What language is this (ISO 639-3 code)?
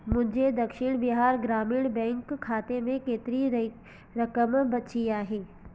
snd